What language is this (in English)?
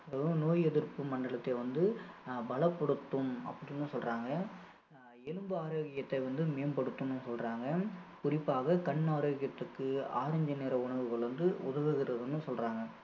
Tamil